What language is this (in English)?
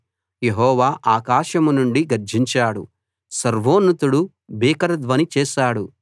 Telugu